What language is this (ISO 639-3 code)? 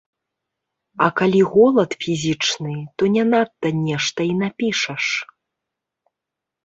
bel